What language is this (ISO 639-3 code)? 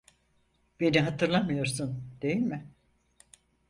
tur